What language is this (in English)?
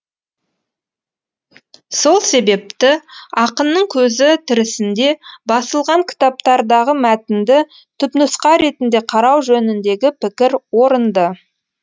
Kazakh